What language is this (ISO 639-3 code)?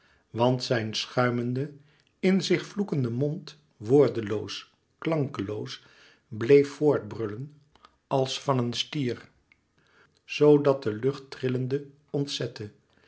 nld